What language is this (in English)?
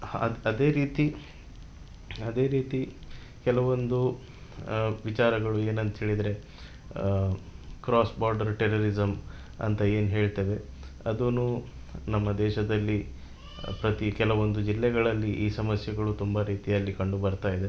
Kannada